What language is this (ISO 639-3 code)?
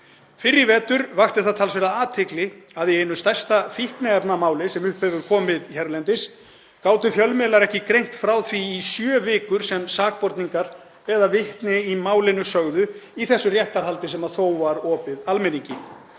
isl